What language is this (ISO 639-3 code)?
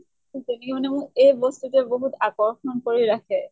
asm